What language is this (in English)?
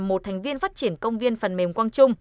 Vietnamese